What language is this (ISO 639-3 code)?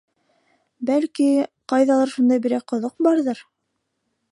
bak